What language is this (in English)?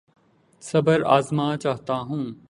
Urdu